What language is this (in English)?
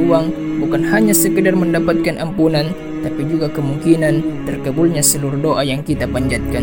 Malay